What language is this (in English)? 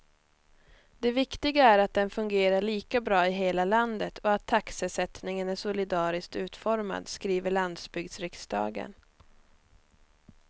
Swedish